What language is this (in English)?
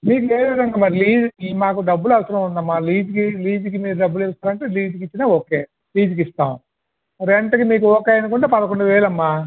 Telugu